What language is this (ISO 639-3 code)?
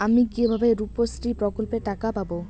ben